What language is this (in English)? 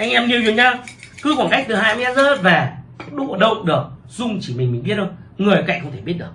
Vietnamese